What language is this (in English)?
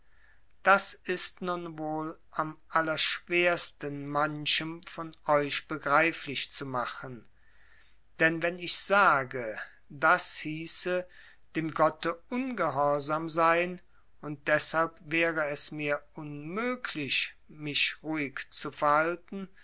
German